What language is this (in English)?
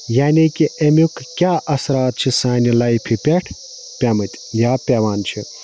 Kashmiri